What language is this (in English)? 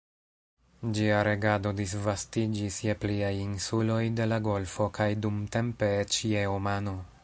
Esperanto